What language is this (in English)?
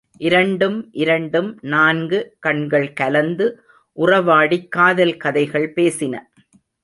Tamil